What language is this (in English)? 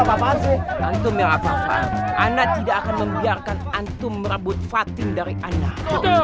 Indonesian